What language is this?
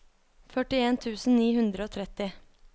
Norwegian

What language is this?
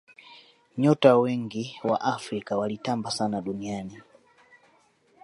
Swahili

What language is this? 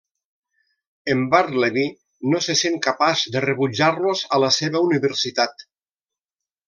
Catalan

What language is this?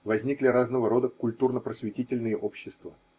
Russian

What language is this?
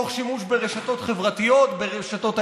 Hebrew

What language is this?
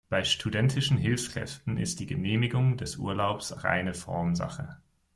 German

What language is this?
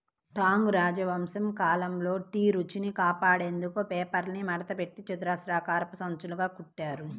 Telugu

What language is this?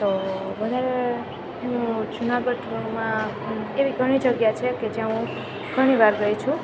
Gujarati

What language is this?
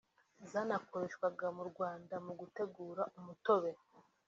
Kinyarwanda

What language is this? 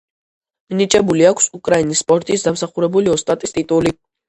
Georgian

